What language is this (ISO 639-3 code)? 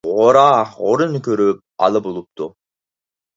uig